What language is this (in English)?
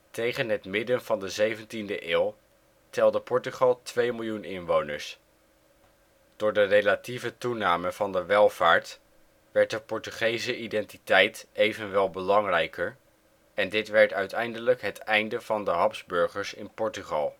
Dutch